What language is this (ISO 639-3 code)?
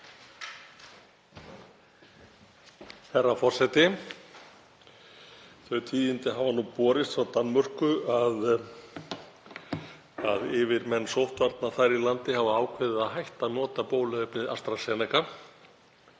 isl